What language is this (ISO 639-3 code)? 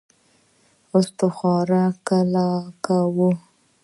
pus